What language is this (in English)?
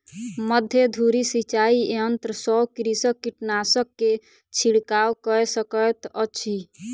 Maithili